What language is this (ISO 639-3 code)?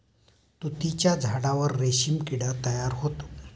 mar